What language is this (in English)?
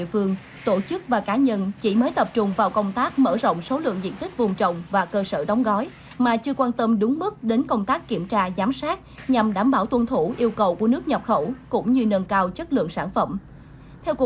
Vietnamese